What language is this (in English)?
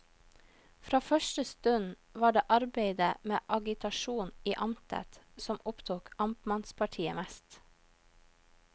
Norwegian